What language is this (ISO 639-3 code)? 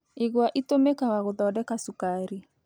kik